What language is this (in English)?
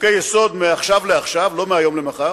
Hebrew